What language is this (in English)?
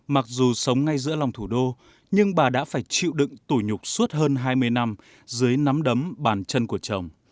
Vietnamese